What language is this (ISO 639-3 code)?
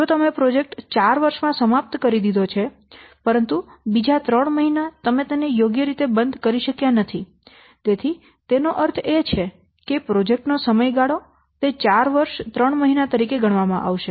guj